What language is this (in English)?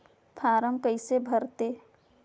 Chhattisgarhi